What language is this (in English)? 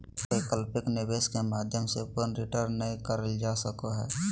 Magahi